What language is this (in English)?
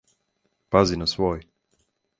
Serbian